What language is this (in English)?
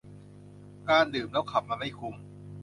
Thai